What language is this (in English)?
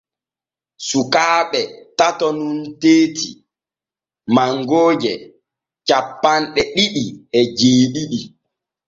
Borgu Fulfulde